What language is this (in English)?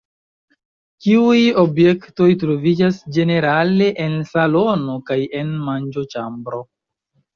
Esperanto